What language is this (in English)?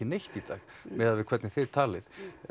Icelandic